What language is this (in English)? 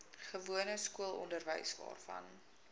Afrikaans